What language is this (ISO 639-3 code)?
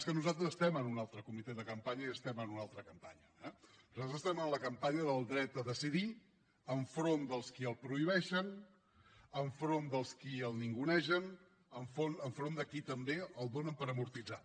cat